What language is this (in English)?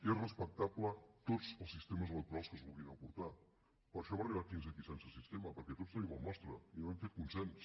Catalan